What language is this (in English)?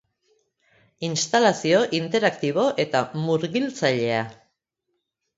Basque